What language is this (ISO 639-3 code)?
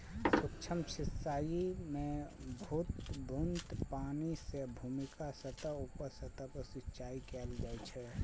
mai